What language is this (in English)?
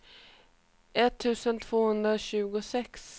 Swedish